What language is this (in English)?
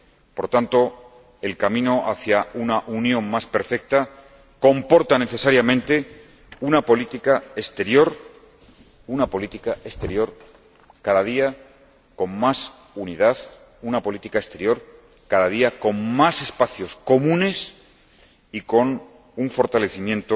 Spanish